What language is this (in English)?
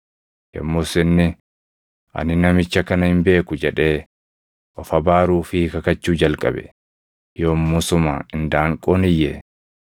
Oromo